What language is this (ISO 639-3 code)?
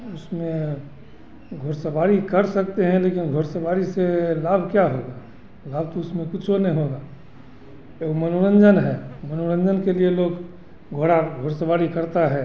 hin